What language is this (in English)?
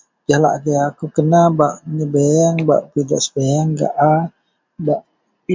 Central Melanau